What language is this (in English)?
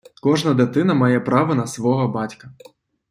Ukrainian